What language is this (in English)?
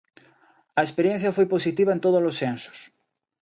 Galician